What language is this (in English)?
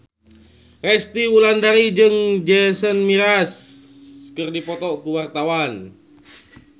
Sundanese